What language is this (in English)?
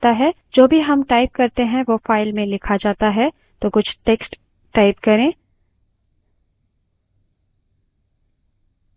Hindi